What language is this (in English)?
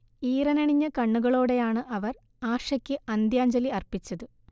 Malayalam